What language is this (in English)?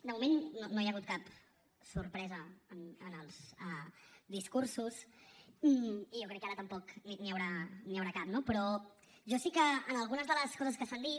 Catalan